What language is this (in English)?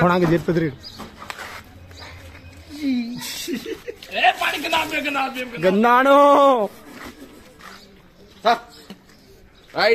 Arabic